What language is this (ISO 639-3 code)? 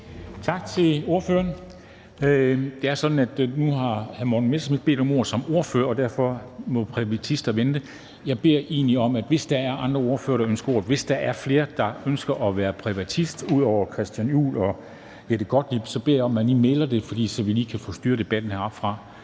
dan